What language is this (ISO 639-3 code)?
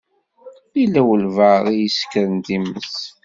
kab